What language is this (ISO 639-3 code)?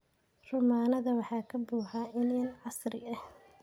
som